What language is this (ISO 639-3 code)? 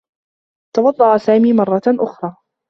ara